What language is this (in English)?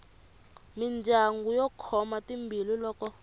Tsonga